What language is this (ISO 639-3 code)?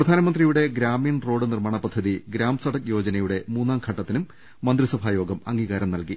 mal